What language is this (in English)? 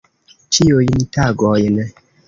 Esperanto